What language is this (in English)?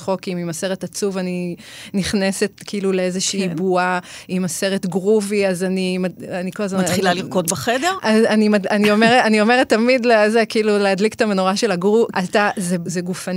Hebrew